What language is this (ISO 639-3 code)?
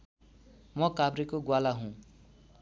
nep